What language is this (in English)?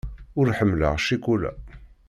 Kabyle